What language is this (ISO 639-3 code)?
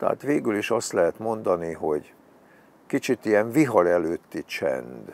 hun